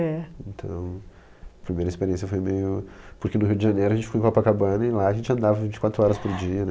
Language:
Portuguese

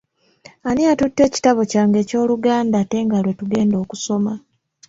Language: Ganda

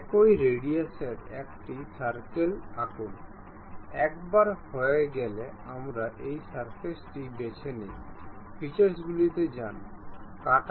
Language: Bangla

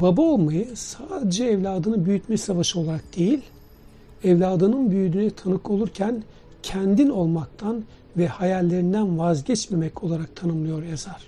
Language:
Turkish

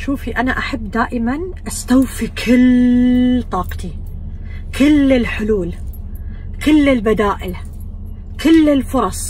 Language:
Arabic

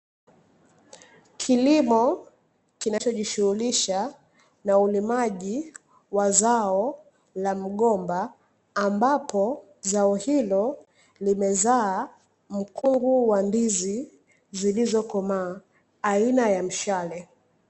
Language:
Swahili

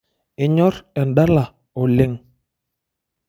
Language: Masai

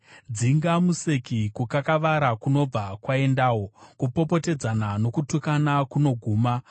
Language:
Shona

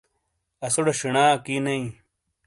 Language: Shina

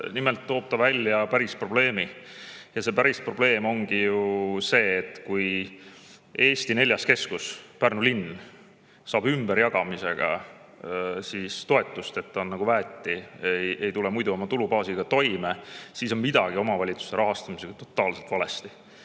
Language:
Estonian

